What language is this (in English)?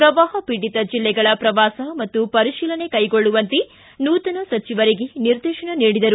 Kannada